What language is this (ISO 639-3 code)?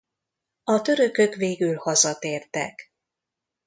hun